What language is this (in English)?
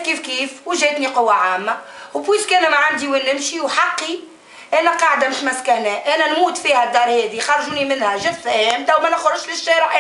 Arabic